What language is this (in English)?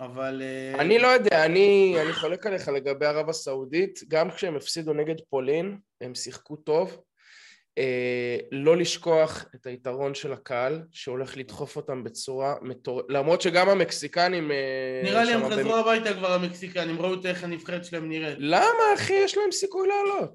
Hebrew